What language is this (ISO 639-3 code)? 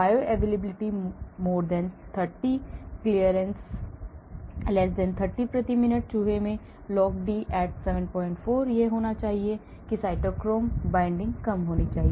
hin